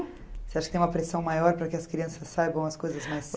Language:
Portuguese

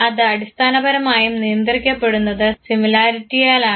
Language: Malayalam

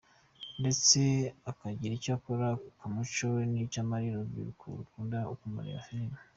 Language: Kinyarwanda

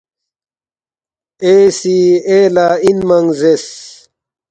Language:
Balti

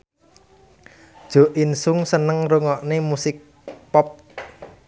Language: Javanese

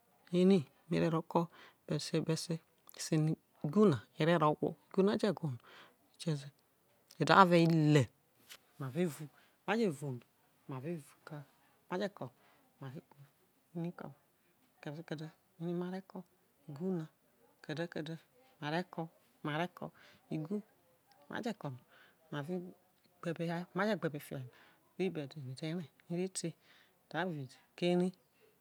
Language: Isoko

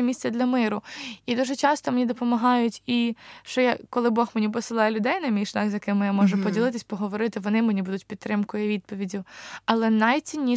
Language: Ukrainian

